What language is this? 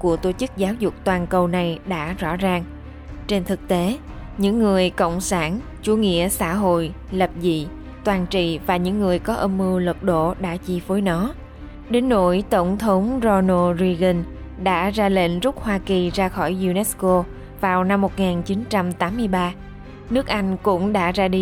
Vietnamese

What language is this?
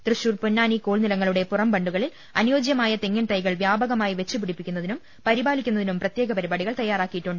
Malayalam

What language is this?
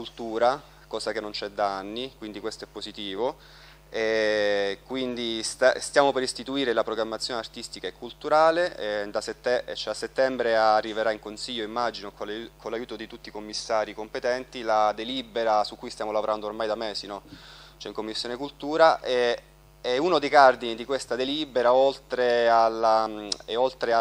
Italian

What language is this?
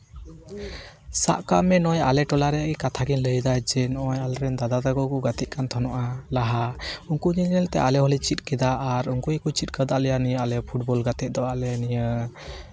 Santali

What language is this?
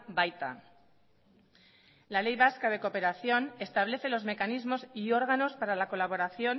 Spanish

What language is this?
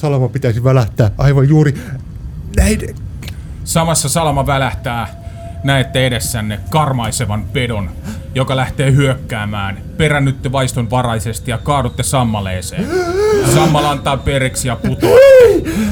Finnish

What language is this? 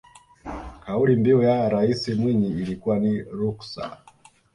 Swahili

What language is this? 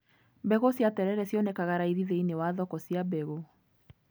Kikuyu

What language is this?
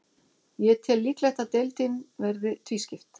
Icelandic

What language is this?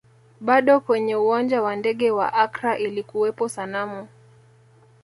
Swahili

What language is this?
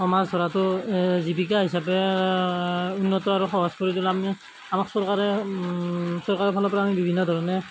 Assamese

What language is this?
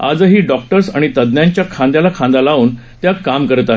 Marathi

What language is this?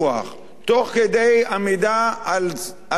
Hebrew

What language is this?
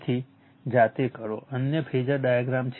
Gujarati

